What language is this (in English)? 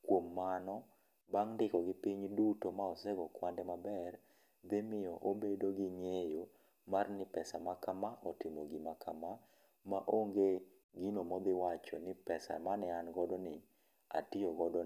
Luo (Kenya and Tanzania)